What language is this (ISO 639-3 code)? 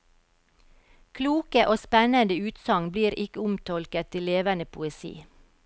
nor